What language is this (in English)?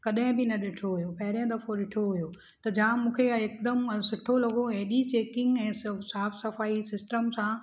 Sindhi